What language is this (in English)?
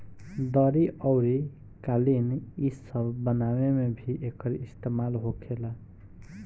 Bhojpuri